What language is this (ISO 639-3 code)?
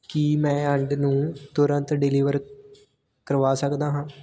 pan